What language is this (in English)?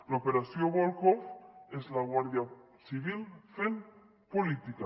Catalan